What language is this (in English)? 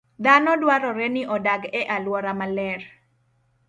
Luo (Kenya and Tanzania)